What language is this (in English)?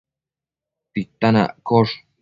Matsés